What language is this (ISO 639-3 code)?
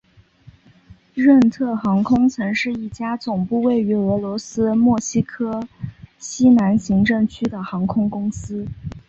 zho